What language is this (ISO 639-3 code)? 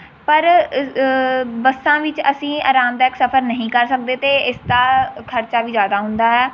pan